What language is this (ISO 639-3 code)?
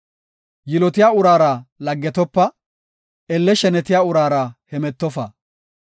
gof